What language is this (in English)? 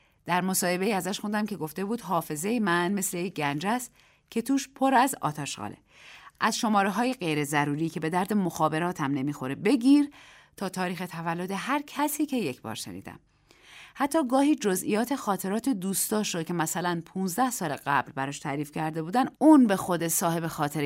Persian